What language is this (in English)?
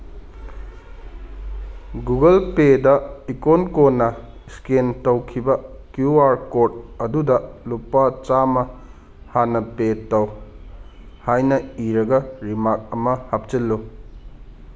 Manipuri